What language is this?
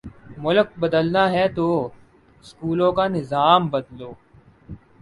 Urdu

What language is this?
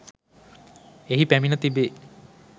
Sinhala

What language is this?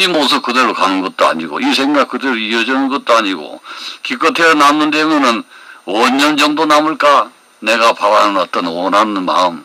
Korean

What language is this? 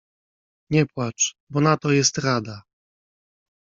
Polish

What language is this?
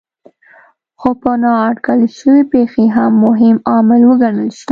Pashto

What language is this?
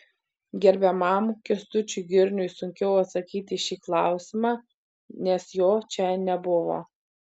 Lithuanian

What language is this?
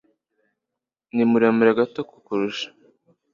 Kinyarwanda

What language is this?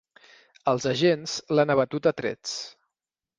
Catalan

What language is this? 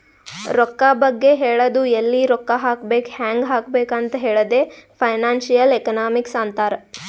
Kannada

